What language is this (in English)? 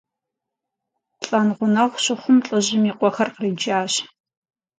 Kabardian